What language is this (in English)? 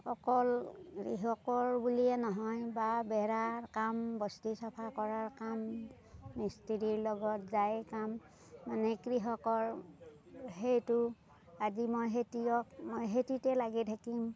Assamese